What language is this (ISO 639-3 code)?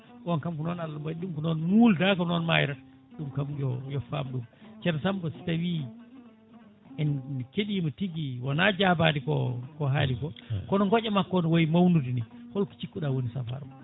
ful